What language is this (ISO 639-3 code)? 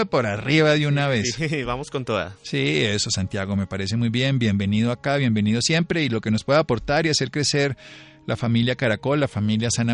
spa